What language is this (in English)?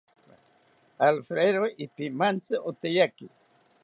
South Ucayali Ashéninka